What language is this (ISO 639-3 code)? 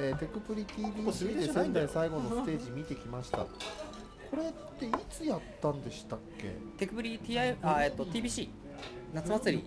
jpn